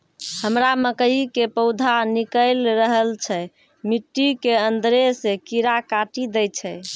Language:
Maithili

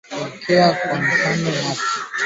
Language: Swahili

